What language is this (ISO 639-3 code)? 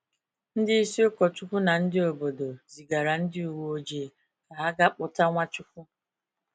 ibo